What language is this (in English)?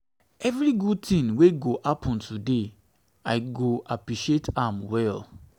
Nigerian Pidgin